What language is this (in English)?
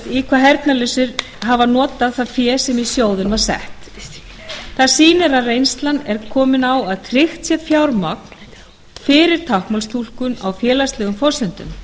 Icelandic